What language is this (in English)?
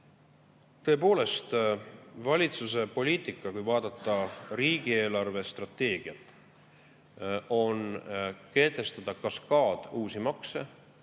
Estonian